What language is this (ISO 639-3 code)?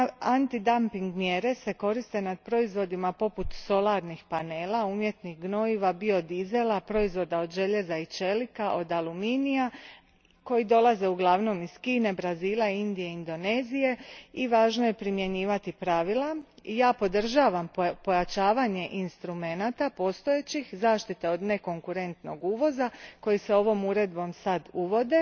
hrv